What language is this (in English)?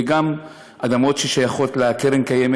Hebrew